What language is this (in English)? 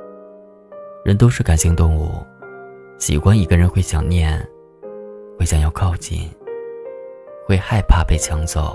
Chinese